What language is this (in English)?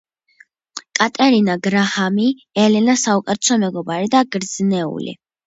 Georgian